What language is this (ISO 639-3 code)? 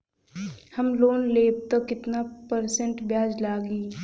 bho